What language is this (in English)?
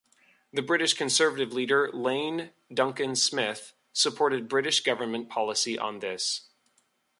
English